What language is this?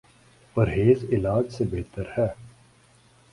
Urdu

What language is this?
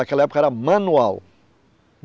Portuguese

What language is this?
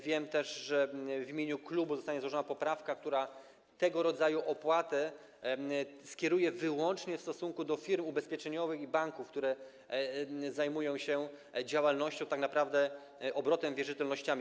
Polish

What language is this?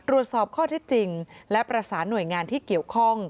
Thai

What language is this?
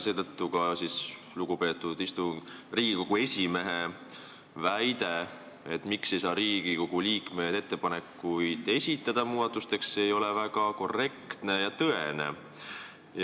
Estonian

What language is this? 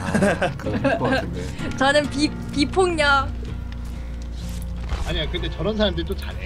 Korean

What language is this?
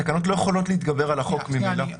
Hebrew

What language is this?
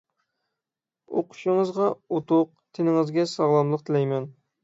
Uyghur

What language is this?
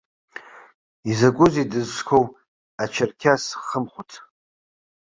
Abkhazian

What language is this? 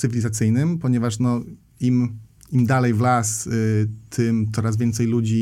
Polish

